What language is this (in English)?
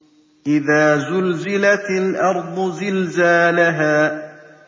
Arabic